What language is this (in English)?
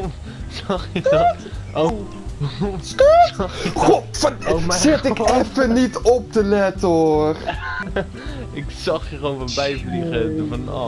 Dutch